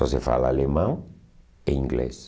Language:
Portuguese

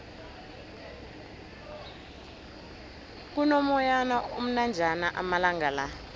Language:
South Ndebele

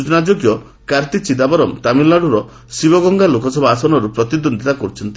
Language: Odia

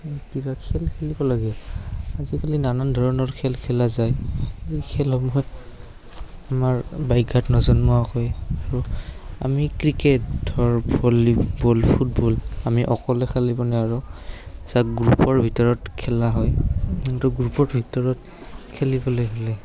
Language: Assamese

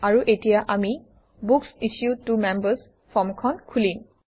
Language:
Assamese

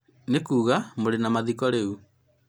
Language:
Kikuyu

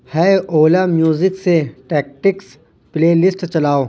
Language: Urdu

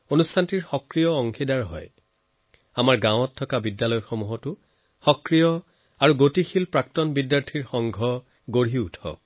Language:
Assamese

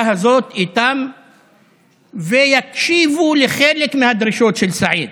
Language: Hebrew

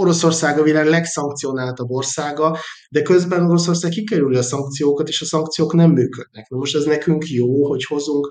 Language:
Hungarian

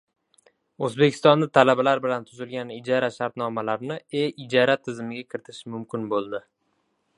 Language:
Uzbek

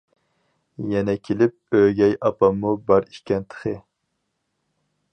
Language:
Uyghur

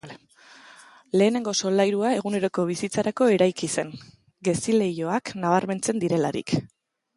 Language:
Basque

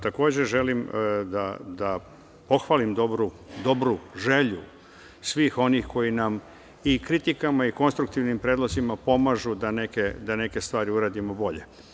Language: Serbian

